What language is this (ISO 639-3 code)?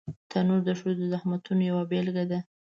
pus